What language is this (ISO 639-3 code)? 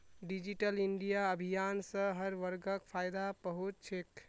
mag